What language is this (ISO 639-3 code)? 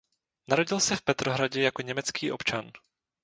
ces